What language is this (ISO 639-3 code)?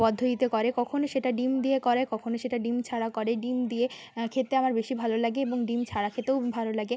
ben